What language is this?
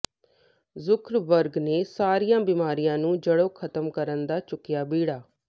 Punjabi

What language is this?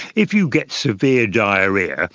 English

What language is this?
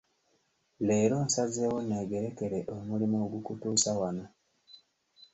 Ganda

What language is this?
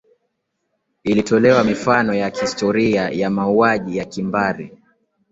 Swahili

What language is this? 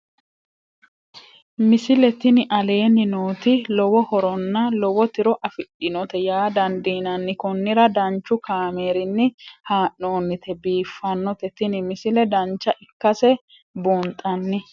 Sidamo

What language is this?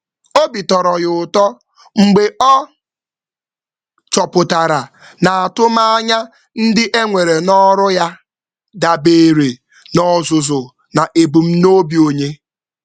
Igbo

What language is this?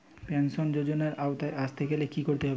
Bangla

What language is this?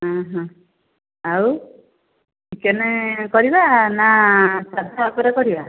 Odia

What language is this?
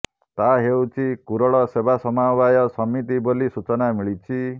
Odia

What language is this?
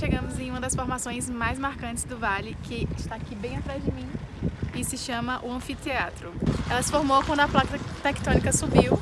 Portuguese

